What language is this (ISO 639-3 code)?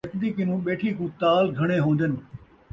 skr